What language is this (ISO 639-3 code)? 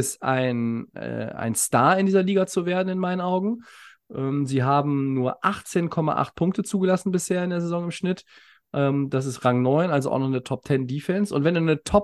deu